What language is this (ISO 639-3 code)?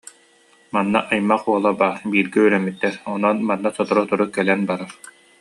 sah